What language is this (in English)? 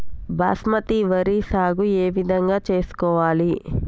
Telugu